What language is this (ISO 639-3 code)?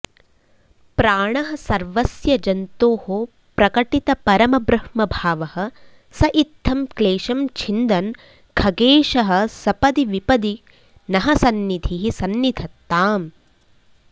san